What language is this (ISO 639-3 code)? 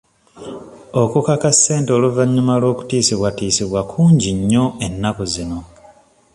lug